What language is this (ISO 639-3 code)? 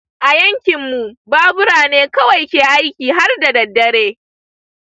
hau